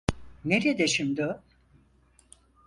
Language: Turkish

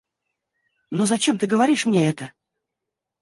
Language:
Russian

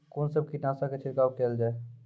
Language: Maithili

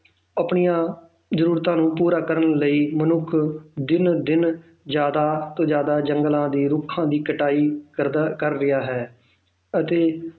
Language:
Punjabi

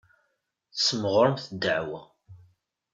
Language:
Kabyle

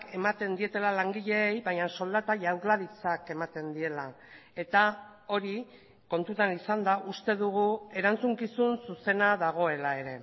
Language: Basque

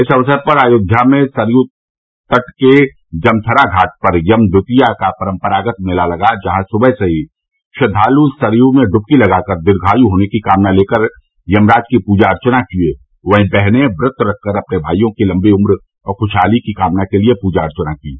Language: Hindi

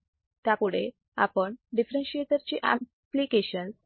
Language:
Marathi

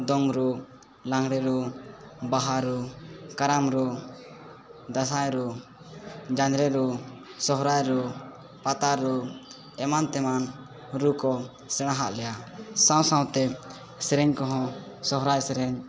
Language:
Santali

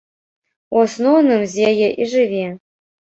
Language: Belarusian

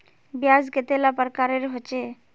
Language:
Magahi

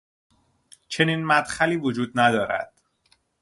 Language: Persian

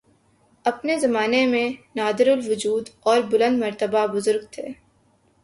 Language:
Urdu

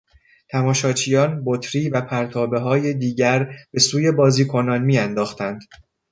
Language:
Persian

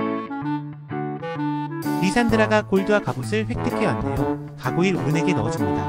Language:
Korean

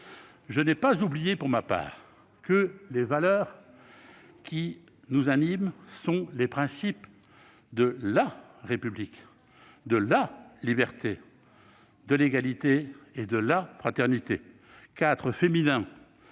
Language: French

